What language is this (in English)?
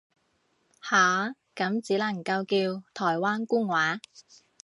Cantonese